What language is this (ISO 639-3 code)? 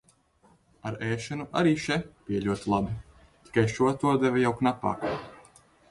lav